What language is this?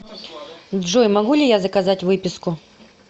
Russian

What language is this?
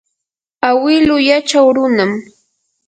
Yanahuanca Pasco Quechua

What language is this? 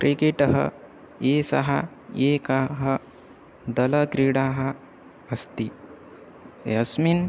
Sanskrit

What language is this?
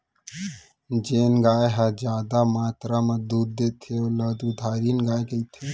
Chhattisgarhi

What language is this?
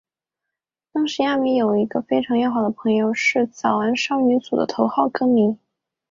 Chinese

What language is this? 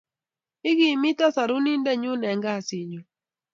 Kalenjin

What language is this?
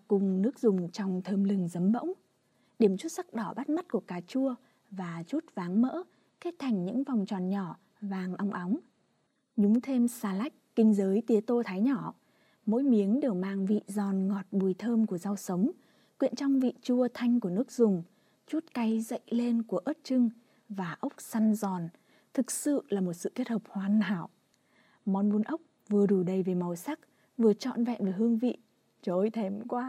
Vietnamese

